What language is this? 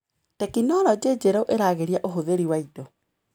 Kikuyu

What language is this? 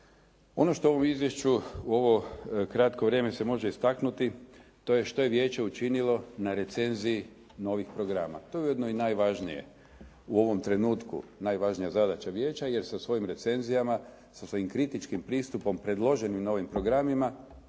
Croatian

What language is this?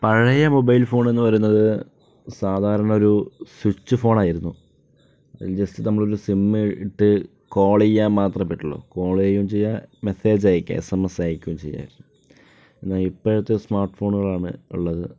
Malayalam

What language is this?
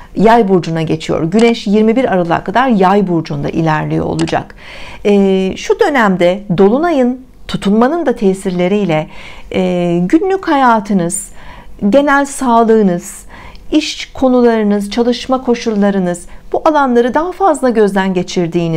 Turkish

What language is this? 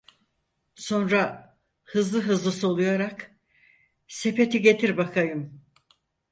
Turkish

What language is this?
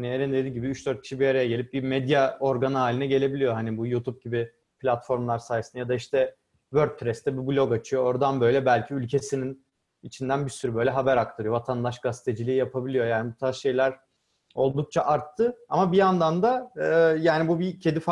Turkish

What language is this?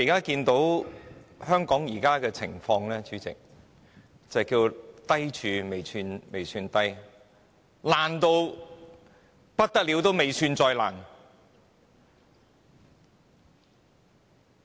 Cantonese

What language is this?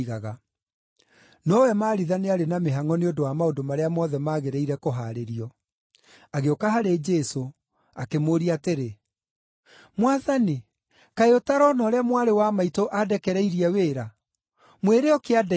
Kikuyu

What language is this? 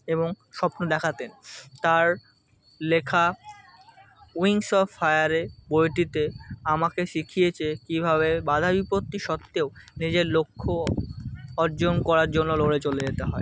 Bangla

